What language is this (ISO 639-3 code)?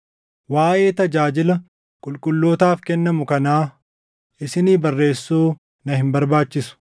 orm